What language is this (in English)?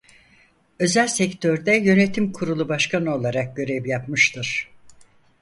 Turkish